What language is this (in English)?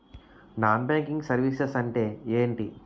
Telugu